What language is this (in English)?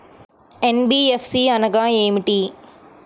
Telugu